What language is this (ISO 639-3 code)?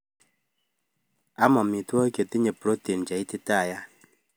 kln